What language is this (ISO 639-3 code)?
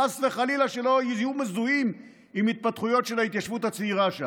heb